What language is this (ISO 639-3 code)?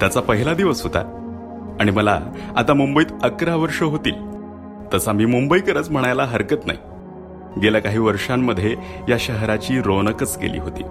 mar